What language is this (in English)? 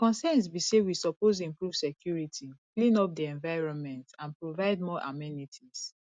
Nigerian Pidgin